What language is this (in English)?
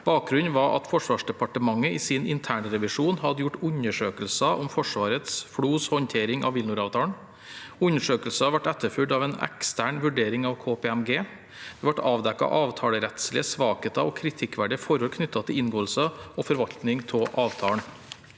Norwegian